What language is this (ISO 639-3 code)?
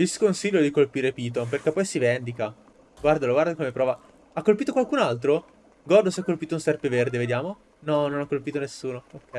ita